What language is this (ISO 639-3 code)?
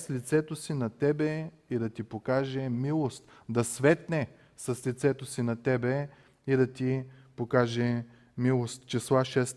bul